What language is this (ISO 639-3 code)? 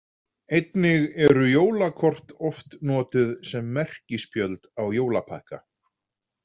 isl